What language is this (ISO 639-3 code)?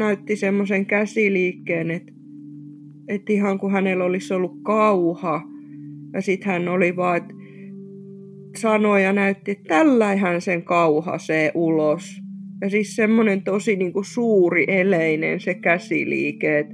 fin